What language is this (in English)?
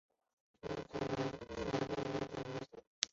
Chinese